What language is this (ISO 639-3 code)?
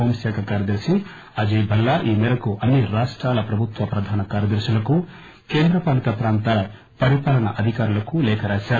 tel